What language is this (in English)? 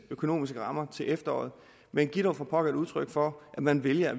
Danish